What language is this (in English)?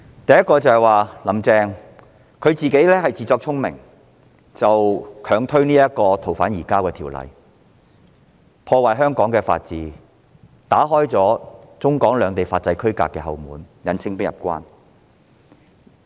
Cantonese